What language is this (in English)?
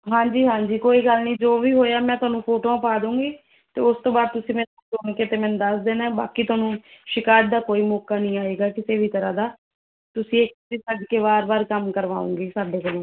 Punjabi